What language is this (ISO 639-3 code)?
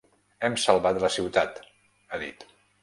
cat